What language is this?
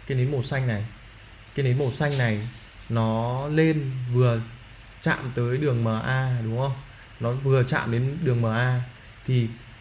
Vietnamese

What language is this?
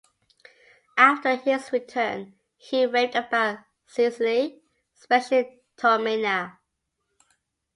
English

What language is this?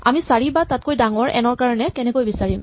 Assamese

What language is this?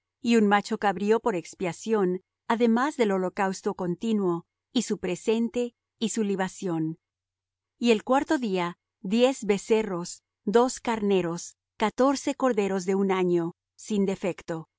Spanish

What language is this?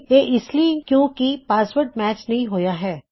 Punjabi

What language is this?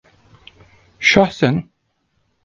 Turkish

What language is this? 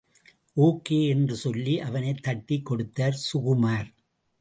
Tamil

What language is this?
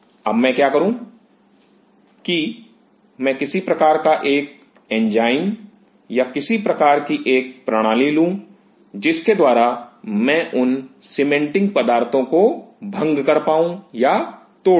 Hindi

